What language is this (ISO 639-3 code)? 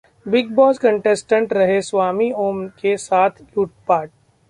hin